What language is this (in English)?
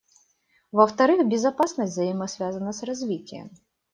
Russian